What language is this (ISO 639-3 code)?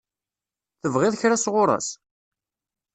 kab